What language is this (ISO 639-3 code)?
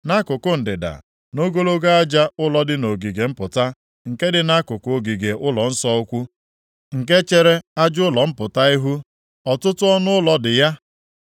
ibo